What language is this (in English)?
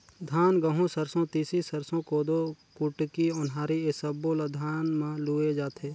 Chhattisgarhi